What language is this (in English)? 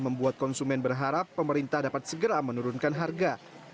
Indonesian